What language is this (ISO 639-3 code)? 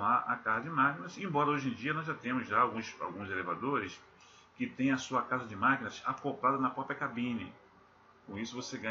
por